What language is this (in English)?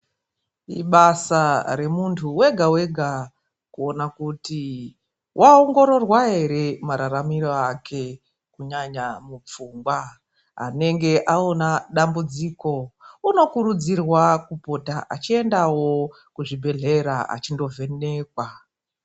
Ndau